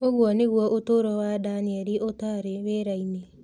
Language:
Kikuyu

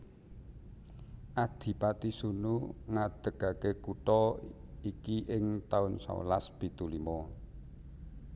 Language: Javanese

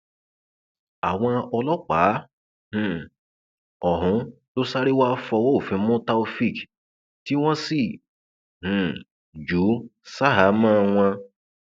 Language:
Yoruba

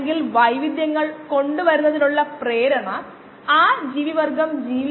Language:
Malayalam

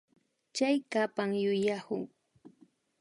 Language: Imbabura Highland Quichua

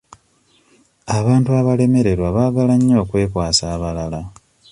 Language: Ganda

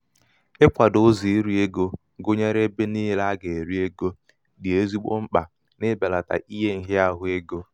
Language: Igbo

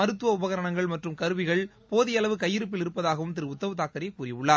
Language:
Tamil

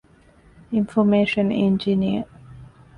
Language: Divehi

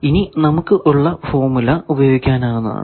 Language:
Malayalam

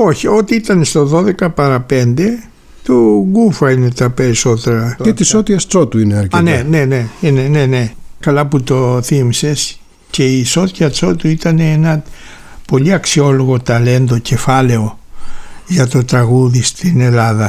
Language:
Greek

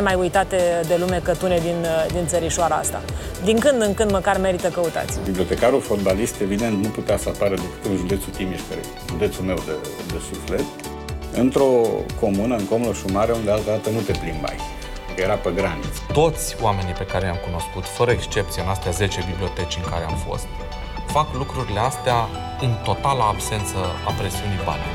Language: Romanian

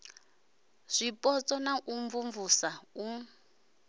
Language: Venda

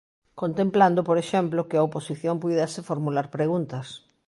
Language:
Galician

